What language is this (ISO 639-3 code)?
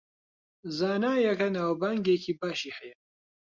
ckb